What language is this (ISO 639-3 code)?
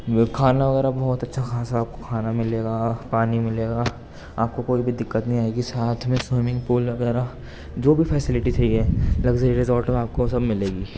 urd